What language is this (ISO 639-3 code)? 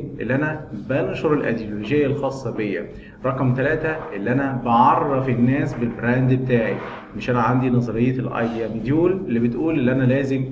ara